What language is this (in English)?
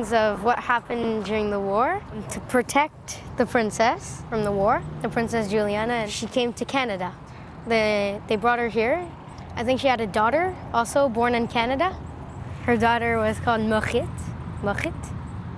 English